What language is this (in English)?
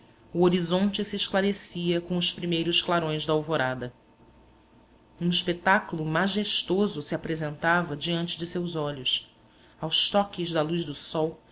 Portuguese